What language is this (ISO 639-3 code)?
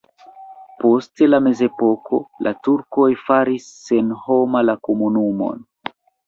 epo